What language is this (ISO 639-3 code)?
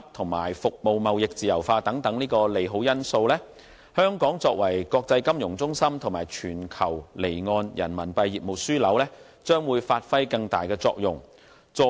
yue